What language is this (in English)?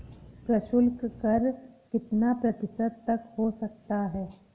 Hindi